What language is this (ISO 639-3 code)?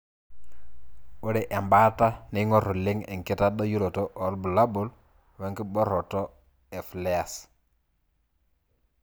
mas